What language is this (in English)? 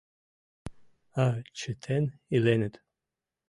Mari